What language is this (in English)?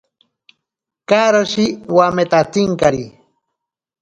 Ashéninka Perené